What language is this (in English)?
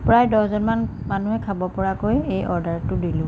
Assamese